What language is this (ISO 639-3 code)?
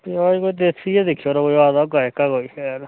doi